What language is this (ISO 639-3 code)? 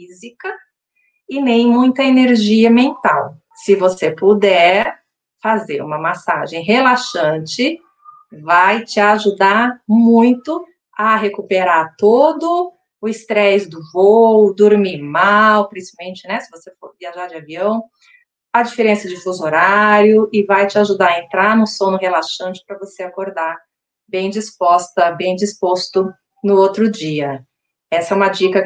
por